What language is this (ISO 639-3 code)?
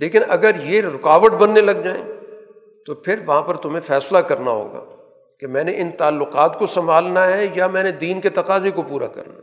urd